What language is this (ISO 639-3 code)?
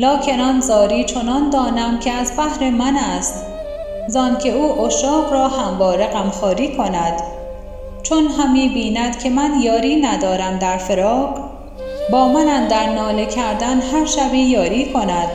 fas